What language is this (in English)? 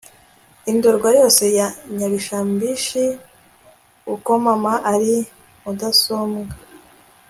Kinyarwanda